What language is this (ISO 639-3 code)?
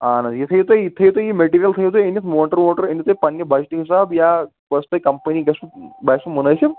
kas